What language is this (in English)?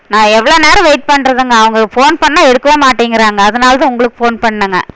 Tamil